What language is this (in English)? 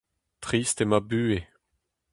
Breton